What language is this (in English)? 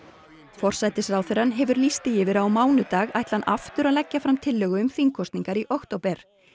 Icelandic